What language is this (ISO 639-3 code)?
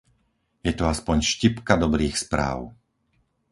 slk